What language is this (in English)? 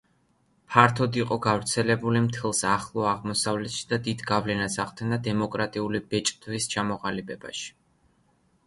Georgian